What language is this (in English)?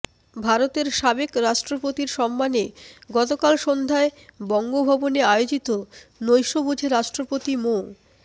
Bangla